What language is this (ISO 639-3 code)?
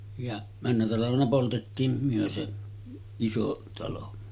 fin